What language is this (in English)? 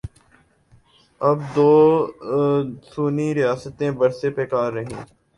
Urdu